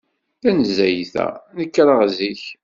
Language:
Kabyle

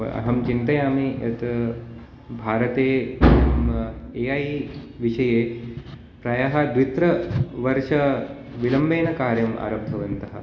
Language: Sanskrit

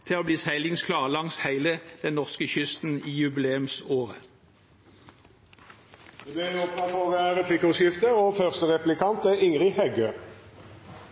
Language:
Norwegian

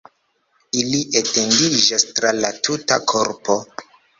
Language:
Esperanto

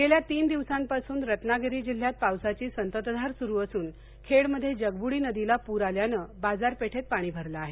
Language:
Marathi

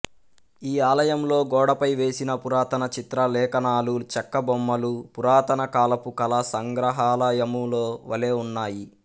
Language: Telugu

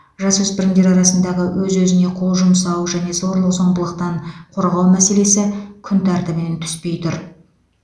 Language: Kazakh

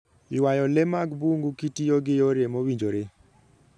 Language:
Luo (Kenya and Tanzania)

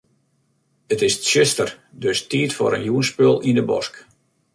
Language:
Western Frisian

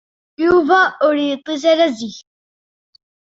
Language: Kabyle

